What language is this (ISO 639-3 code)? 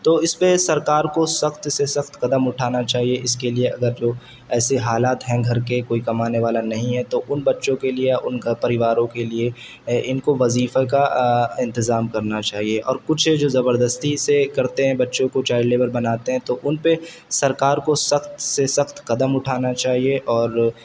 urd